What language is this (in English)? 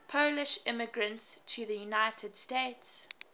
English